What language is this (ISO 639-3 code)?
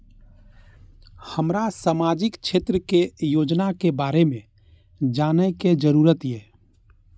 mai